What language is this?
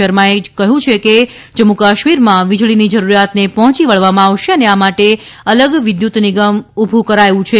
Gujarati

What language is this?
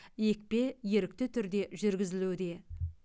Kazakh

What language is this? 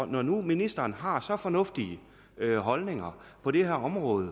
Danish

